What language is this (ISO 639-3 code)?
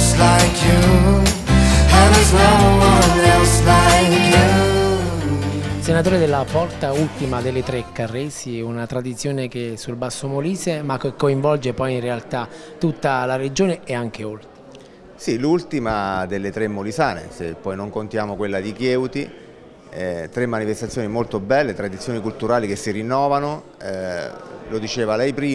ita